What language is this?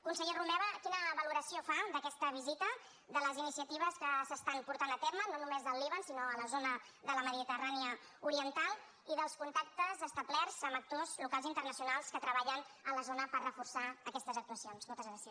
Catalan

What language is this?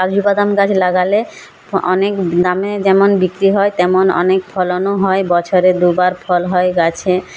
Bangla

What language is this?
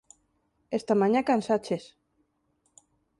Galician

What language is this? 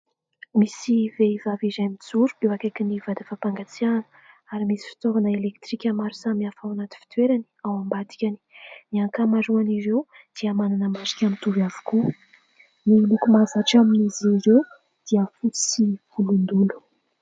Malagasy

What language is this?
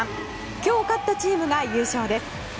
Japanese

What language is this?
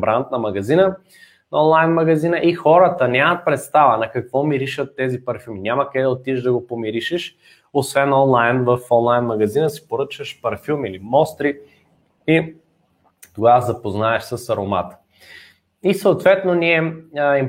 Bulgarian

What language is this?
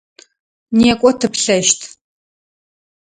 Adyghe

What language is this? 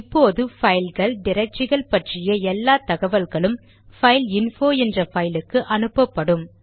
Tamil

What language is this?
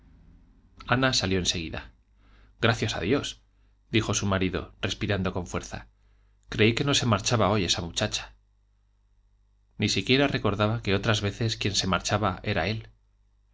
Spanish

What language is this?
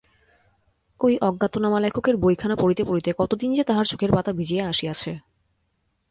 Bangla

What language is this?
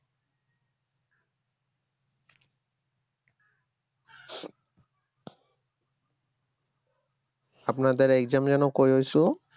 Bangla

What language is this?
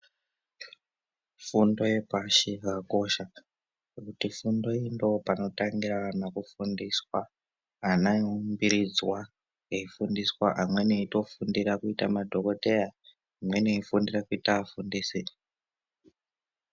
Ndau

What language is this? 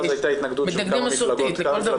Hebrew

